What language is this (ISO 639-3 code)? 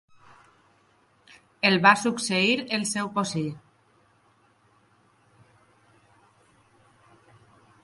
cat